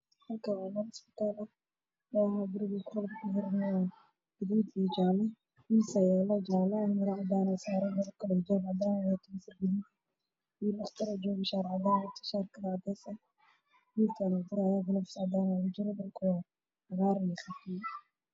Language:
Somali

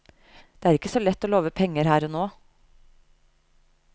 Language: Norwegian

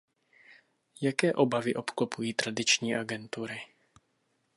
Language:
Czech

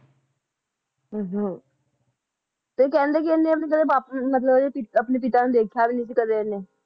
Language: Punjabi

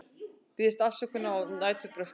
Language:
Icelandic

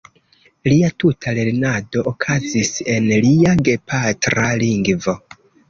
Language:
Esperanto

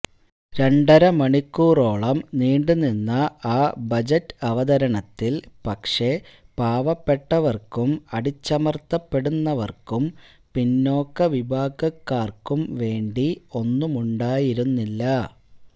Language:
Malayalam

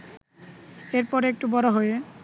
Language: Bangla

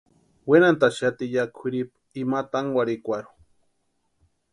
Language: Western Highland Purepecha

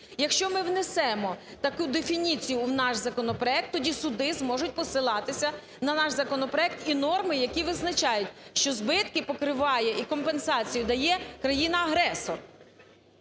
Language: Ukrainian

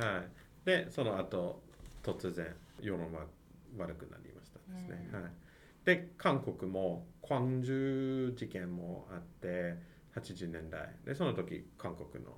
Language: Japanese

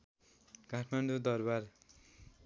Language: Nepali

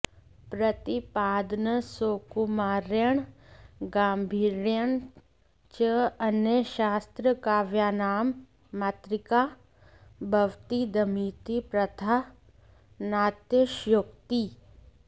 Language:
Sanskrit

